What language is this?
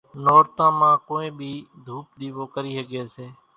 Kachi Koli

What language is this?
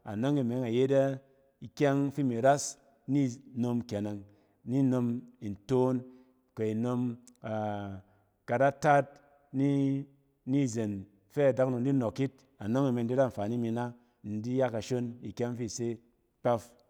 Cen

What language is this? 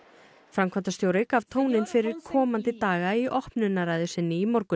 Icelandic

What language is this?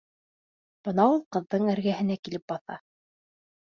Bashkir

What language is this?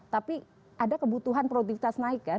Indonesian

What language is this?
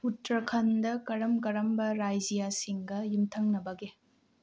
Manipuri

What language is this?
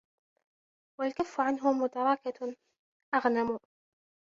Arabic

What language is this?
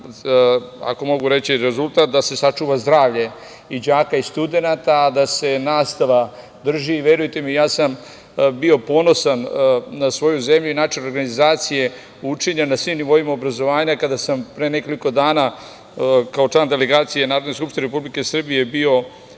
Serbian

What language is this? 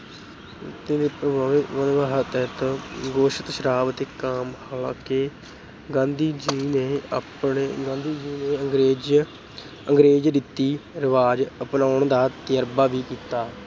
Punjabi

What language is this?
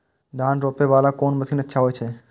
Maithili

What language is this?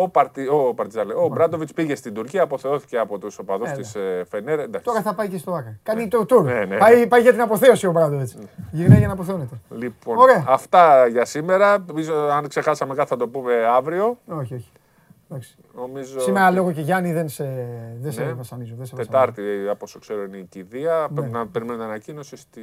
Greek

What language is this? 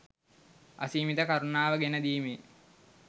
Sinhala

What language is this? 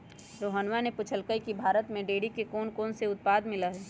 Magahi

